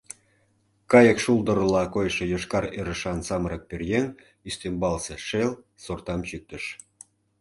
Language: Mari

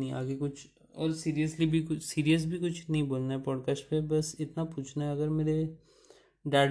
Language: Hindi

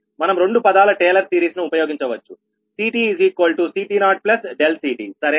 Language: Telugu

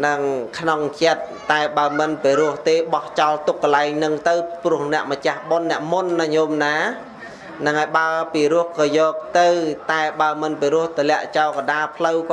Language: Vietnamese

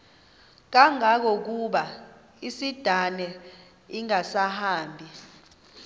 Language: Xhosa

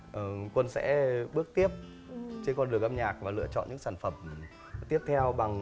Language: Vietnamese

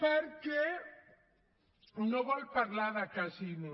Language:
Catalan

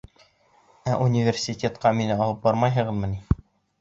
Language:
Bashkir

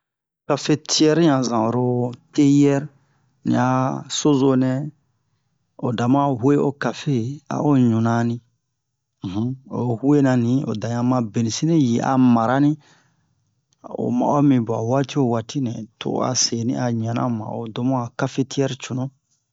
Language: Bomu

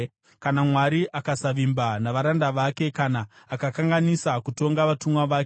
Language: Shona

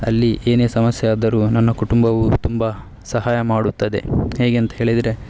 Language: Kannada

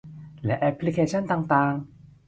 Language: Thai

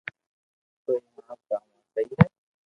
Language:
Loarki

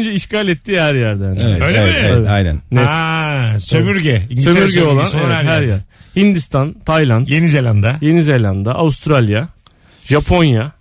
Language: Turkish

